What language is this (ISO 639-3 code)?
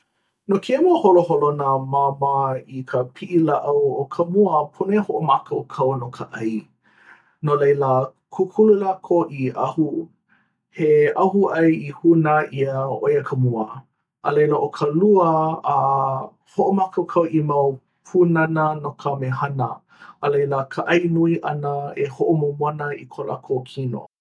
haw